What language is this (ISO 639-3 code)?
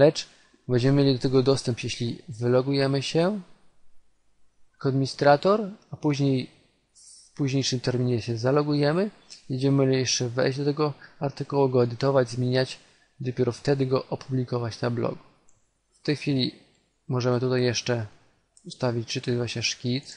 pol